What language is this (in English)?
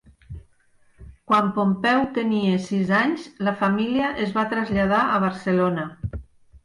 Catalan